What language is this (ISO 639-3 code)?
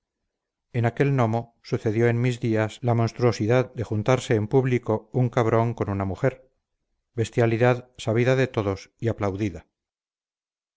spa